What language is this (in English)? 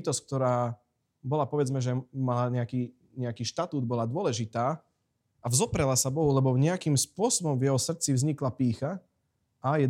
Slovak